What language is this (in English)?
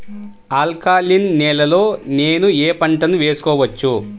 Telugu